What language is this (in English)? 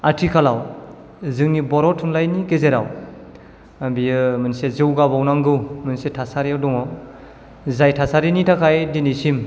Bodo